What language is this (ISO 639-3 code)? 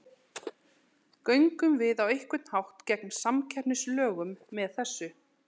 isl